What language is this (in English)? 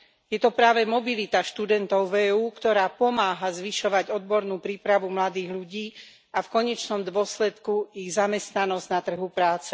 Slovak